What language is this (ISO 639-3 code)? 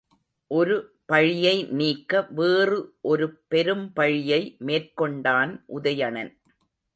tam